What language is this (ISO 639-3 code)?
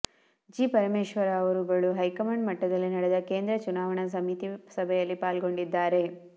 kan